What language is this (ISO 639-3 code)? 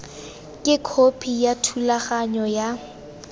tsn